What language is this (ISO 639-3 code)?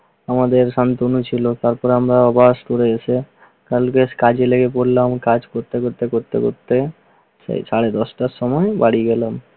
ben